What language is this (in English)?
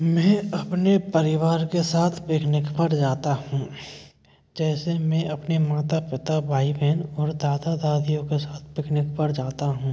Hindi